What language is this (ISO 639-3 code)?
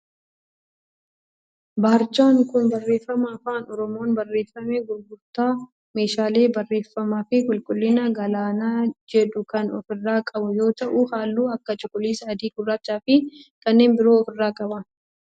orm